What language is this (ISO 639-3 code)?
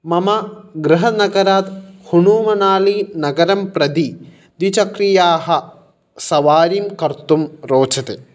san